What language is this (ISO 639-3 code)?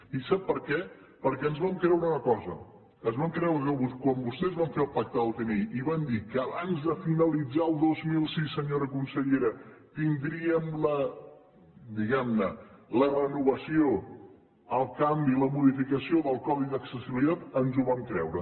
cat